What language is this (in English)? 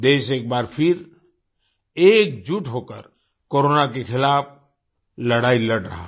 Hindi